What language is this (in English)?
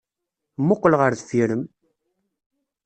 Kabyle